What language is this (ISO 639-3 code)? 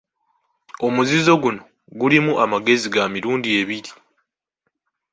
lug